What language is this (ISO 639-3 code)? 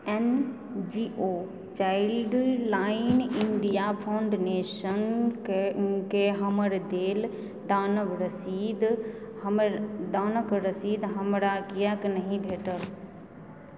mai